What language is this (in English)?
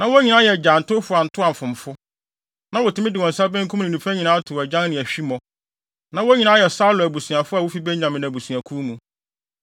Akan